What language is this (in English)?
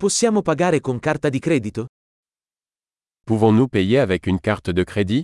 Italian